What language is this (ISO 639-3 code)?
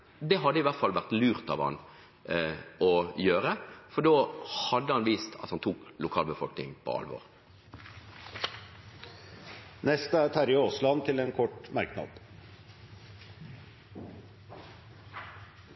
nob